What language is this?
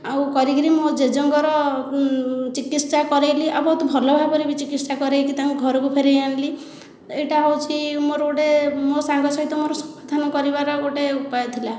Odia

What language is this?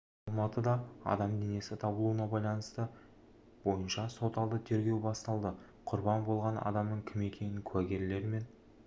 Kazakh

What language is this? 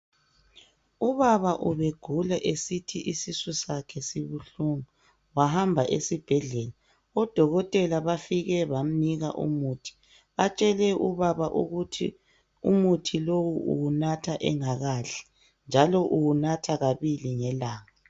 North Ndebele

